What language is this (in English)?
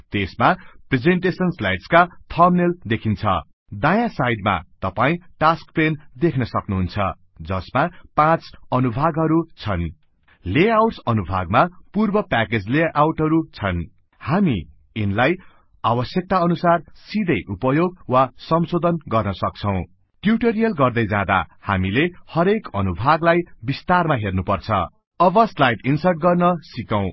Nepali